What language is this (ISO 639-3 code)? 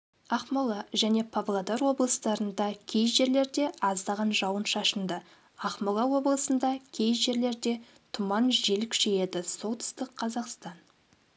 kaz